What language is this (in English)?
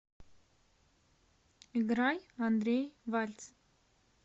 Russian